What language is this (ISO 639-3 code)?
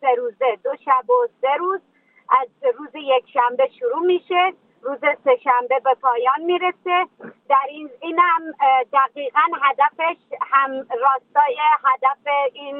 fas